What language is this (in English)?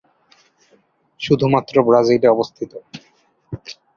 Bangla